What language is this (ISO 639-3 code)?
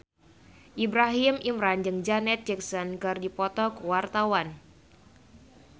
sun